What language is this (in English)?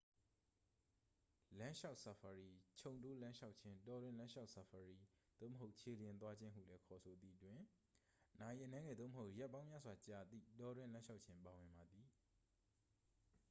Burmese